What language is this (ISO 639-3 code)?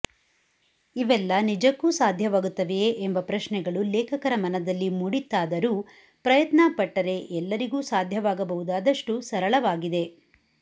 kan